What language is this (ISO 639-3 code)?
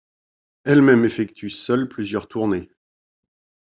fra